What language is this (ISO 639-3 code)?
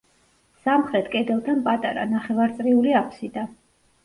kat